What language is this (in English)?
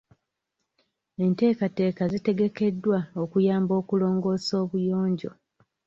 Ganda